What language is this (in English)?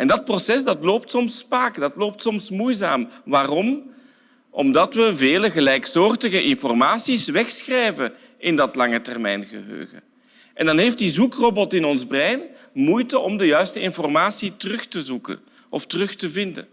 Dutch